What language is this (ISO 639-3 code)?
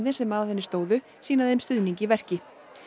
isl